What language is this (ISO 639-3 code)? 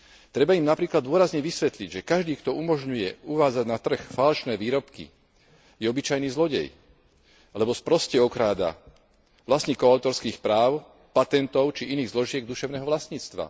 slk